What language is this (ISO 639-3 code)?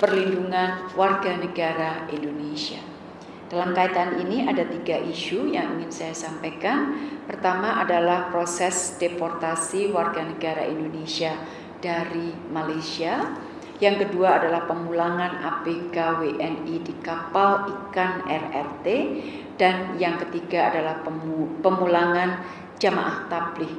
ind